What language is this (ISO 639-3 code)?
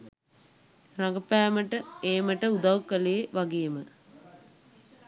sin